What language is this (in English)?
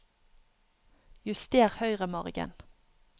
Norwegian